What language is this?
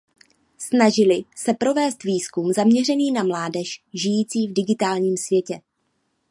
Czech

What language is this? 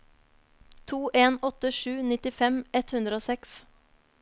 Norwegian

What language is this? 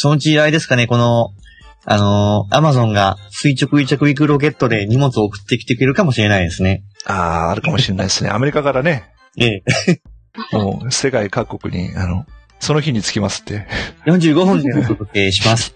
Japanese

